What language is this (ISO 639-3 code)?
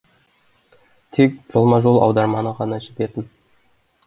kaz